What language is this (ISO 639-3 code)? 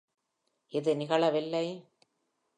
tam